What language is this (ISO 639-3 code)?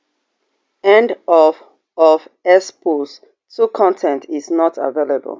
pcm